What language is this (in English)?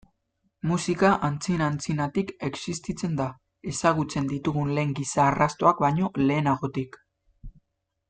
Basque